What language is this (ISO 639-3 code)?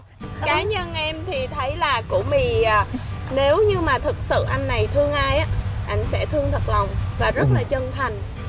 vie